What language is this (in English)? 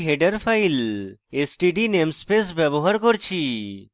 Bangla